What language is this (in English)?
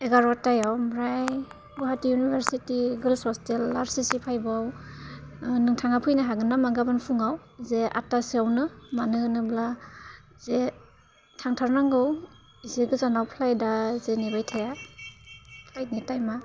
Bodo